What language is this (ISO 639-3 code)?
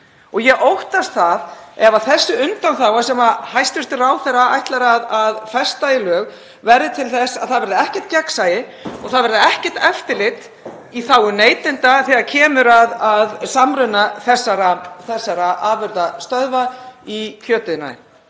isl